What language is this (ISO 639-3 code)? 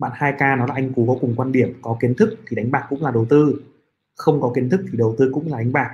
vie